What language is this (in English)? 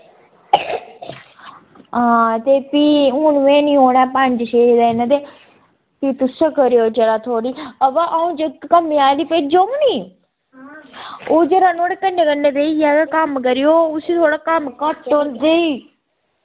Dogri